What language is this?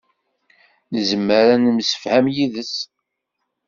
Kabyle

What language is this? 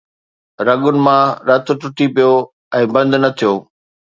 Sindhi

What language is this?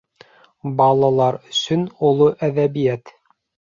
Bashkir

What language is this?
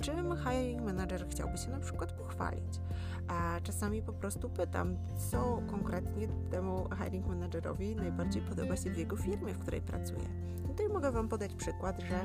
Polish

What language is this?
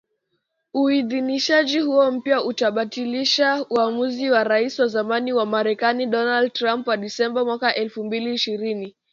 Swahili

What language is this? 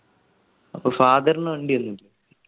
Malayalam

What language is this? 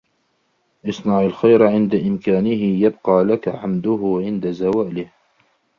Arabic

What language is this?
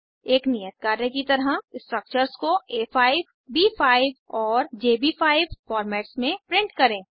Hindi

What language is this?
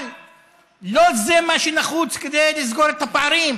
Hebrew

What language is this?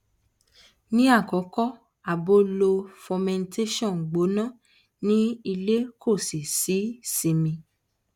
Yoruba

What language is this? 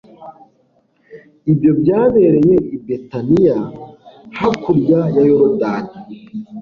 Kinyarwanda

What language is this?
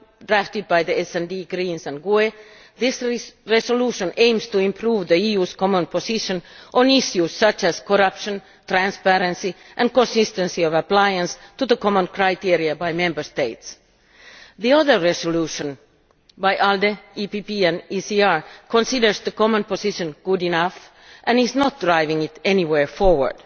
English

